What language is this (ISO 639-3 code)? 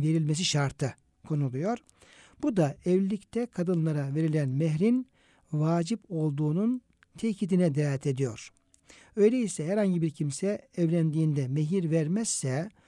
tur